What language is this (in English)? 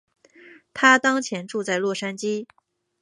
Chinese